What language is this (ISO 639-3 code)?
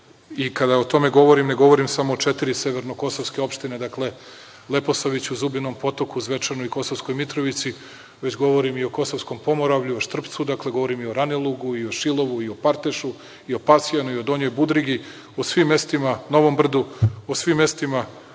srp